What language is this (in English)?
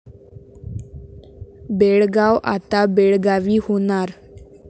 Marathi